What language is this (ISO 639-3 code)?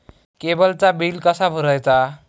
mar